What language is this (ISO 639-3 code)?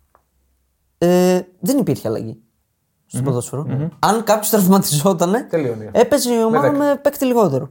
ell